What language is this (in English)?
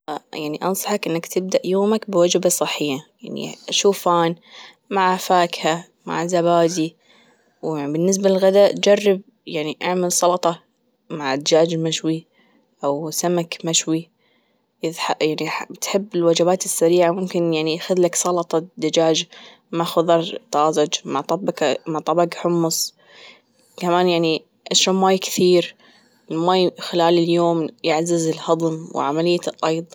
Gulf Arabic